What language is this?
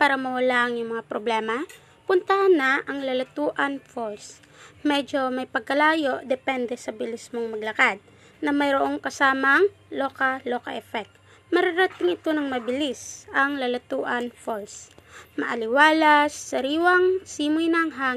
Filipino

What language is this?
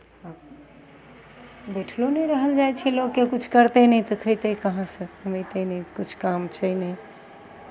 Maithili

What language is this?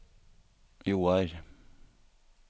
Norwegian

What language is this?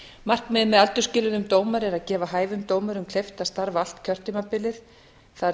Icelandic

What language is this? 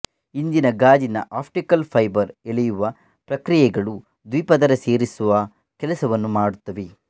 Kannada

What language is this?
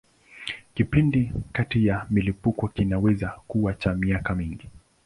Swahili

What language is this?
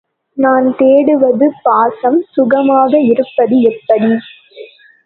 Tamil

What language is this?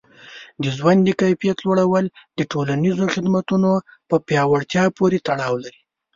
Pashto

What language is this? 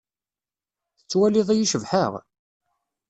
Kabyle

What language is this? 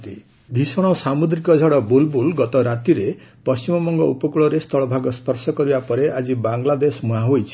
Odia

